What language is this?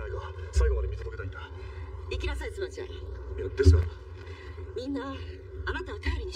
Japanese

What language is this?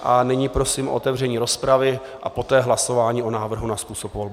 Czech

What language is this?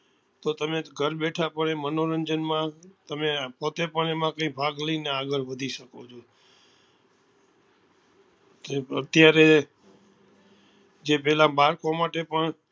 Gujarati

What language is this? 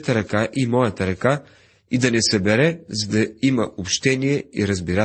Bulgarian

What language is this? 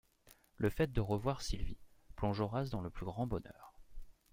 French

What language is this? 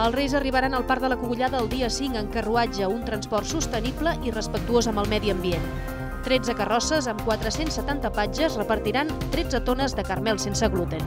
Spanish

